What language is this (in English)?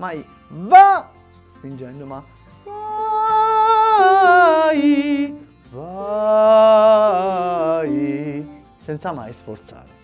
Italian